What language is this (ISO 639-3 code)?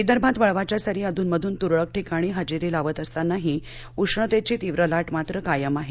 mar